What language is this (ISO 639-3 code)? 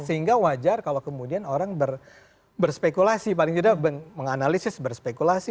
ind